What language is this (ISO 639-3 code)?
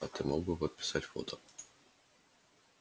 rus